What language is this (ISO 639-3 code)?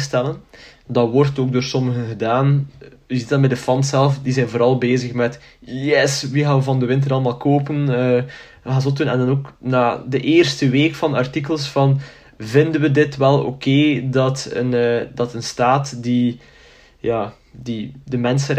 nld